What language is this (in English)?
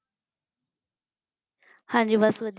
Punjabi